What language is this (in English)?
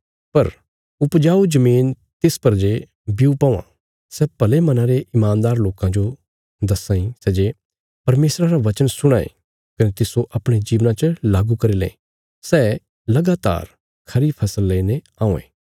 Bilaspuri